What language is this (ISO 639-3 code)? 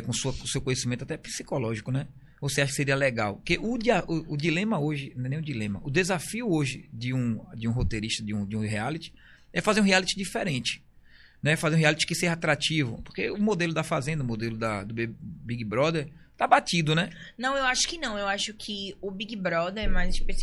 por